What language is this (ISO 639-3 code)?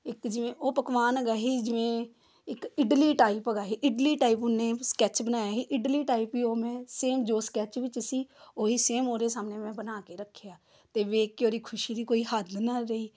pan